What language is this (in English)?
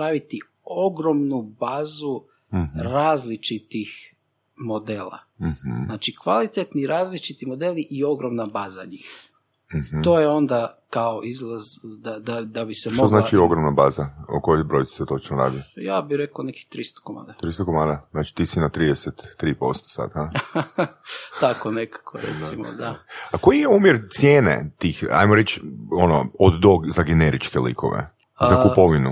Croatian